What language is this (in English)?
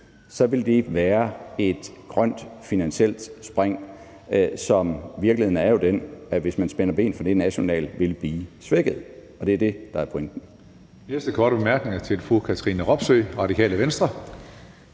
Danish